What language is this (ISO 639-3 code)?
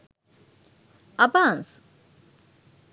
sin